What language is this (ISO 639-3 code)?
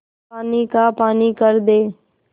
hin